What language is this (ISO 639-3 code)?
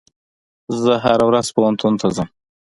pus